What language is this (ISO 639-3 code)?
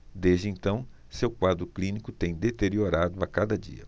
por